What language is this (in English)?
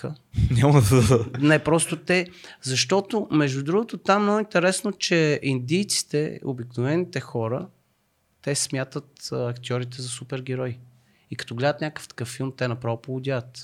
Bulgarian